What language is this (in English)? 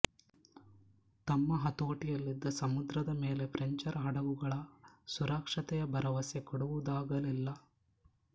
Kannada